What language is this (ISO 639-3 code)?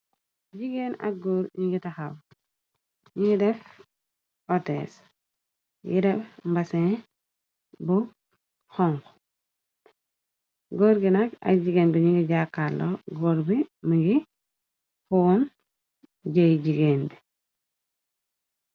wol